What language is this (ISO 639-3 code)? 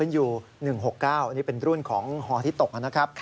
tha